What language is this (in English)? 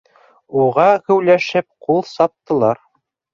Bashkir